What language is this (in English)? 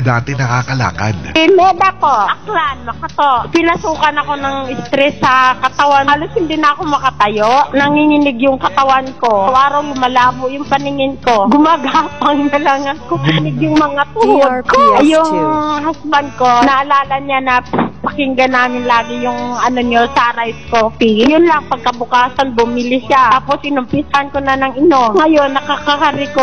Filipino